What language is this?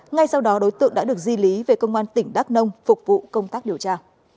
Vietnamese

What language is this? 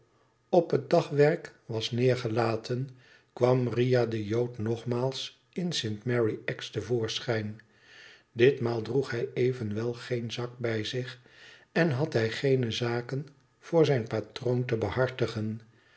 Dutch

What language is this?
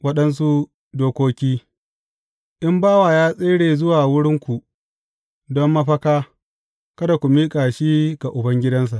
Hausa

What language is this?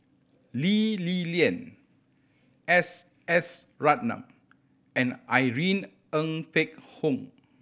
English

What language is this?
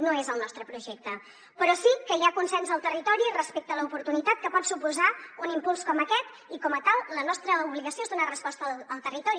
Catalan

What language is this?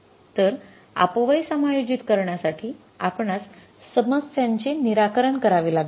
Marathi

